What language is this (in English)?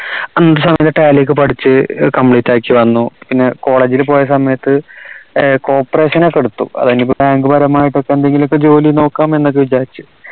Malayalam